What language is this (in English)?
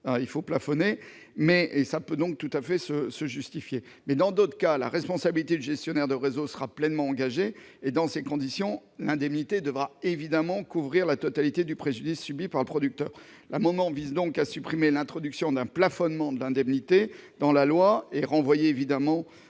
French